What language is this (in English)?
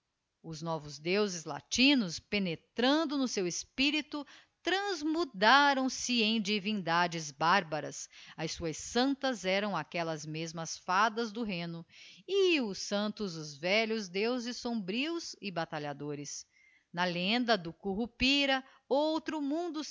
Portuguese